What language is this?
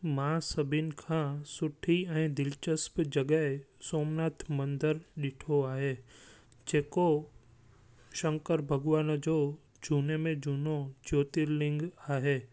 Sindhi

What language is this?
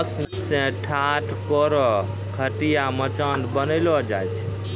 Maithili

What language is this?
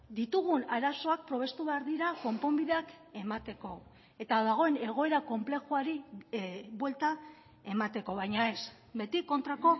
Basque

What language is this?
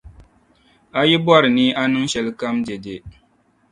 Dagbani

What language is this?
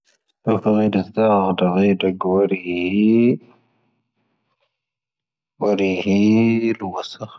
Tahaggart Tamahaq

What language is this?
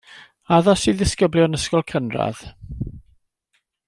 Welsh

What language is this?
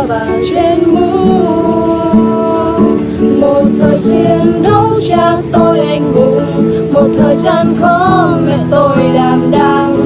Vietnamese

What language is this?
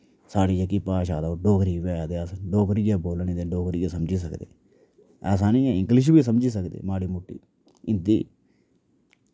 Dogri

